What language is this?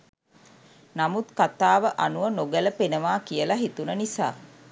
Sinhala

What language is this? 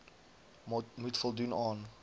Afrikaans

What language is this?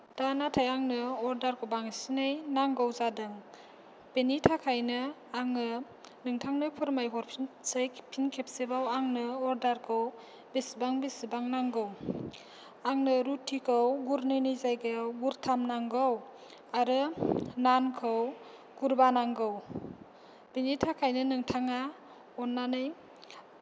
Bodo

